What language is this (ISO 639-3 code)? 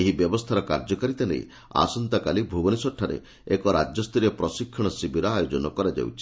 ori